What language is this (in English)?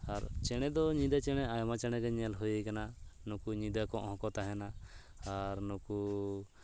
Santali